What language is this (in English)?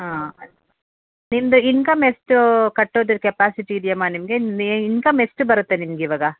Kannada